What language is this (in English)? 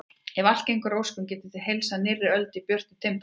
Icelandic